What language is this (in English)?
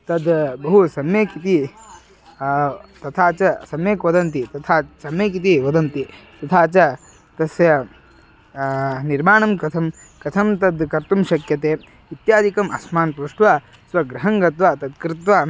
Sanskrit